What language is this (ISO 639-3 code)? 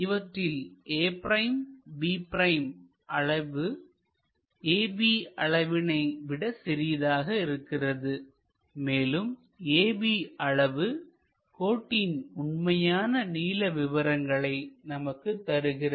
tam